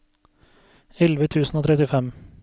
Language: Norwegian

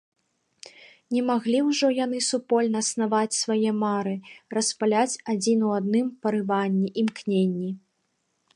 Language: Belarusian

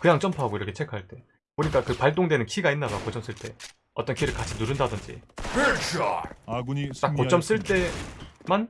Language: Korean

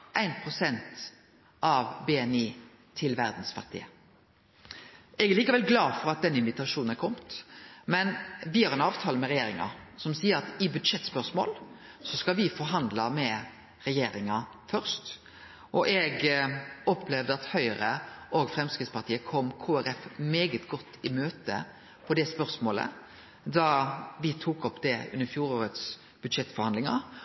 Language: Norwegian Nynorsk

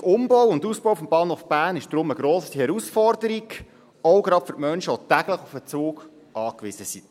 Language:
Swiss German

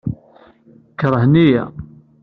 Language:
Kabyle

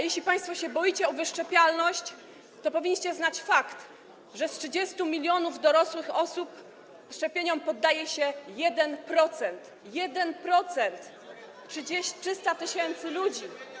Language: Polish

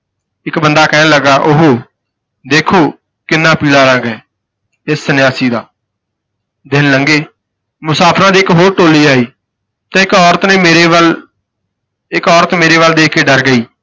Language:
Punjabi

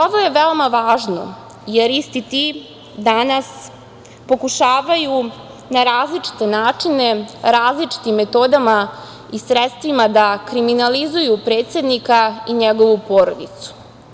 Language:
Serbian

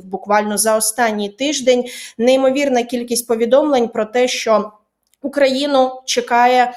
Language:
Ukrainian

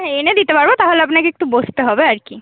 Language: Bangla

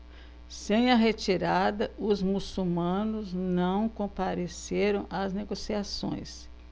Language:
Portuguese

